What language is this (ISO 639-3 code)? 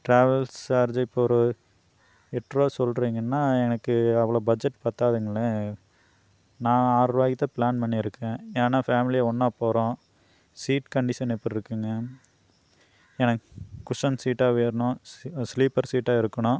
tam